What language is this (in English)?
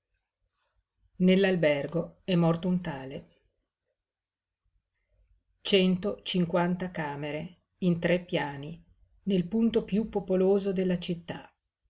Italian